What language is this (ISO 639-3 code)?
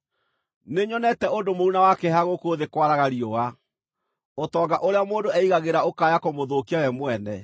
kik